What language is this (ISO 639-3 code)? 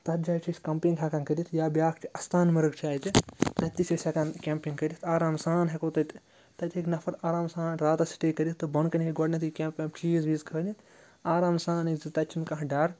kas